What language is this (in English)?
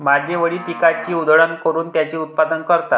Marathi